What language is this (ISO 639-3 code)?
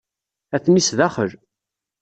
kab